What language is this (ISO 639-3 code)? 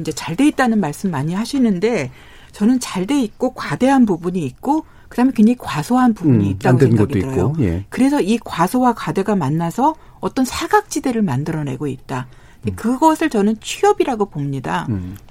kor